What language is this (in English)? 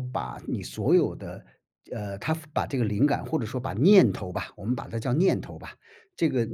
Chinese